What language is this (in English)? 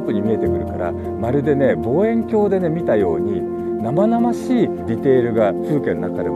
Japanese